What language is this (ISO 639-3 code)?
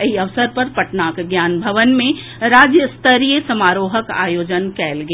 mai